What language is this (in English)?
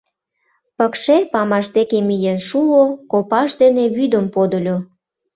Mari